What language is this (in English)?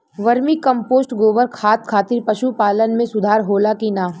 Bhojpuri